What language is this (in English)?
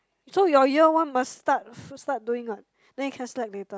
English